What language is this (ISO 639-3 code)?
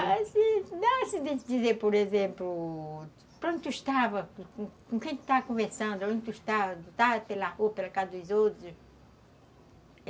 por